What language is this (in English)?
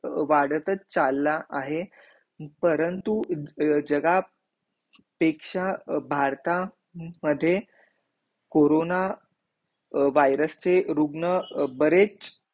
Marathi